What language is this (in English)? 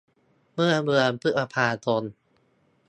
Thai